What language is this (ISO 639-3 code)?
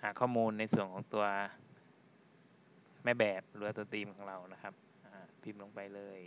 tha